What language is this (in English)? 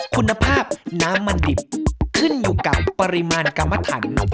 Thai